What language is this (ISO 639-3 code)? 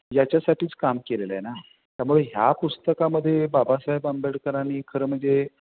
mar